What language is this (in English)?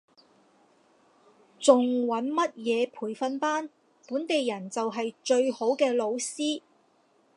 Cantonese